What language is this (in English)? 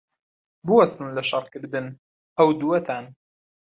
Central Kurdish